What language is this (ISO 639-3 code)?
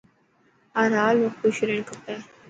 mki